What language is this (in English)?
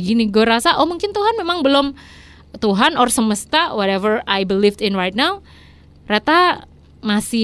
Indonesian